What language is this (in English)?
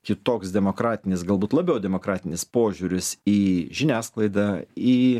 Lithuanian